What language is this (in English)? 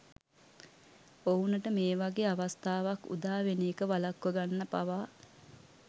Sinhala